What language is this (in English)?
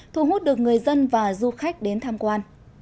Vietnamese